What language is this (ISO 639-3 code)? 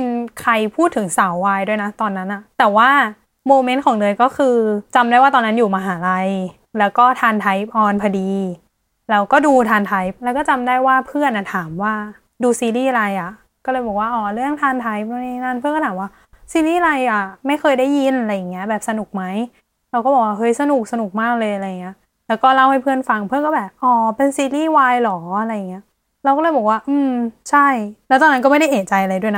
tha